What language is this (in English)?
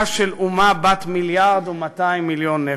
Hebrew